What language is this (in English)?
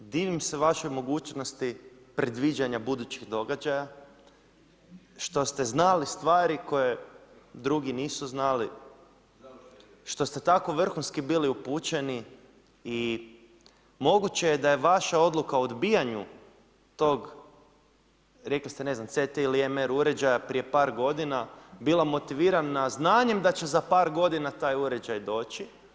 Croatian